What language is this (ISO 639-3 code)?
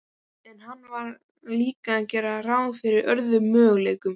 isl